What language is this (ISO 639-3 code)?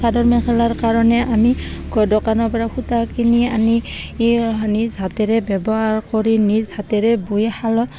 asm